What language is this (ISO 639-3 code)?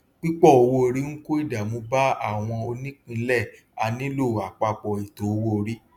yor